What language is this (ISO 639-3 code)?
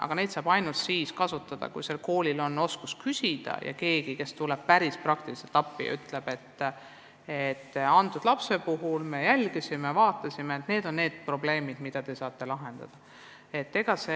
est